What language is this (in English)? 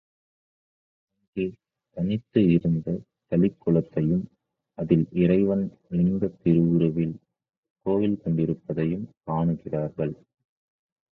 Tamil